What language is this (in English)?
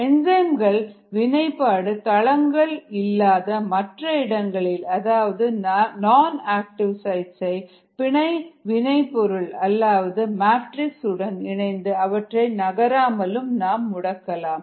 Tamil